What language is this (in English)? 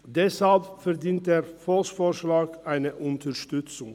Swiss German